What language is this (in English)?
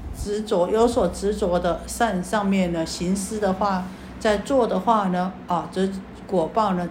Chinese